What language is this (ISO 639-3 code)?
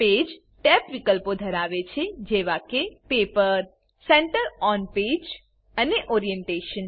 guj